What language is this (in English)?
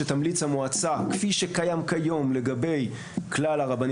Hebrew